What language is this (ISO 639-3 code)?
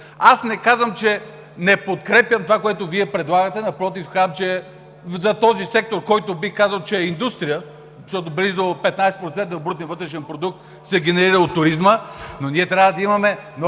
bul